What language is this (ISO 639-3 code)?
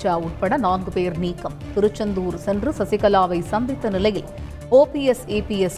tam